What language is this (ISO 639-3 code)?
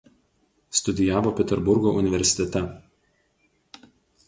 lit